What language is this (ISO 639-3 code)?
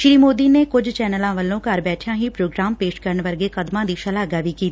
pan